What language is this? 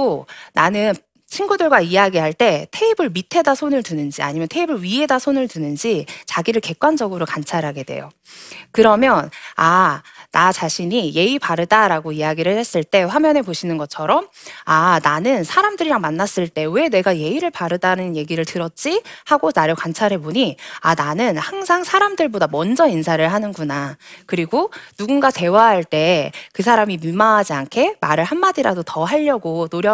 Korean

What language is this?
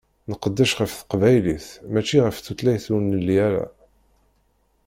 Kabyle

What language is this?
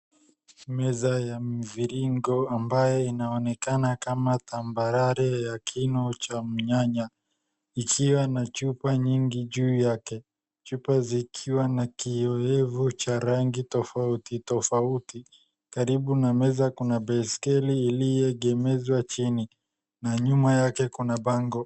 Swahili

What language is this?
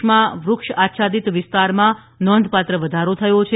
Gujarati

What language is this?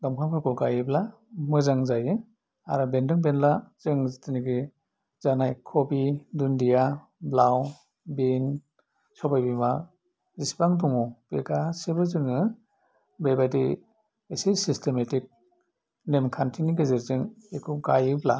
Bodo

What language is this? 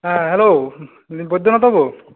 Santali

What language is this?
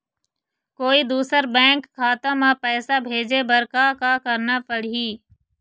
Chhattisgarhi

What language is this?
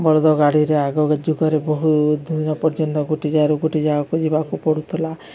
Odia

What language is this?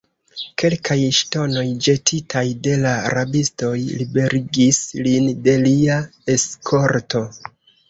Esperanto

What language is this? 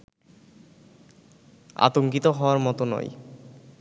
Bangla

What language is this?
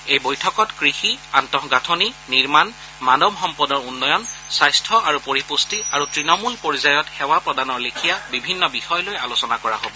Assamese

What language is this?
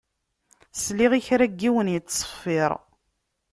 Kabyle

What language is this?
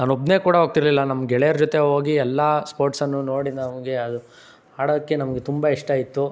Kannada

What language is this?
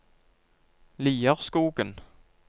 Norwegian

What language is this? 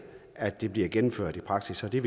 Danish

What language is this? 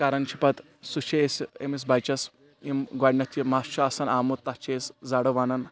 Kashmiri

